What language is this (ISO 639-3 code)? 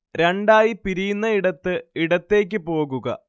mal